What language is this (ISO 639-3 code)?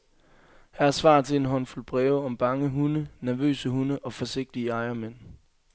dan